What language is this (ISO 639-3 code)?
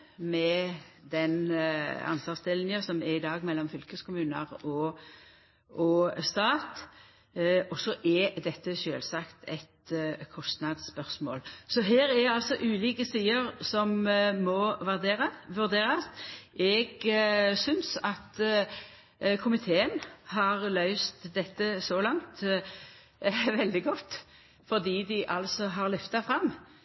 nno